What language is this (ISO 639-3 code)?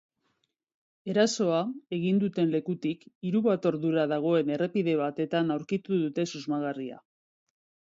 eus